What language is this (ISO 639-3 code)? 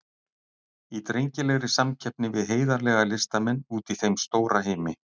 isl